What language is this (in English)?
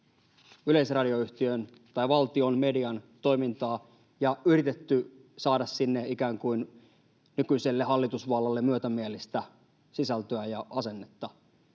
Finnish